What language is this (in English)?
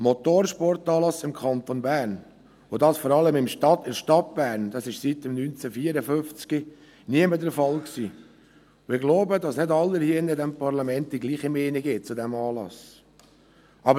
Swiss German